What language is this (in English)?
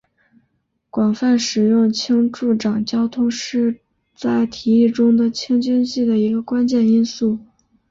Chinese